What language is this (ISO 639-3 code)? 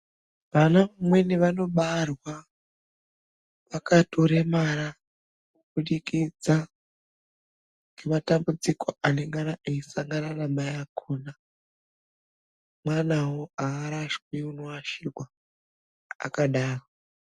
ndc